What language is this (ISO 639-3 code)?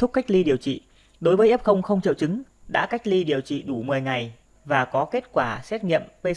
vie